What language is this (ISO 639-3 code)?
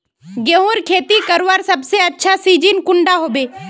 mag